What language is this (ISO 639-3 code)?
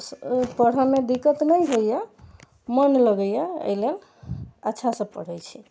mai